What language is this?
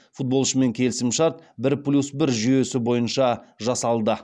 Kazakh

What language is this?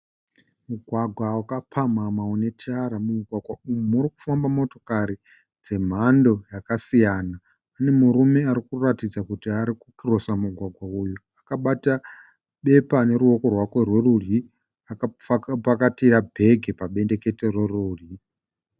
Shona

